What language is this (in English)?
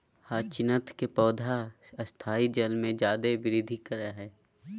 Magahi